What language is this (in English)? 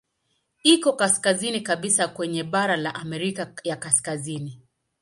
Swahili